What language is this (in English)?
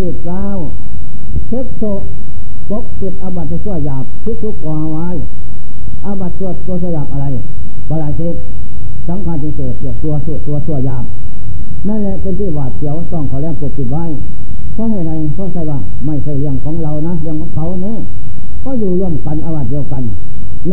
Thai